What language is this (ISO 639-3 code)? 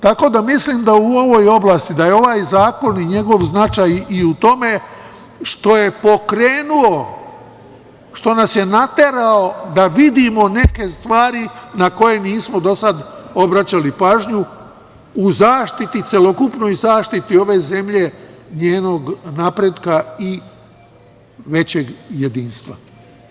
srp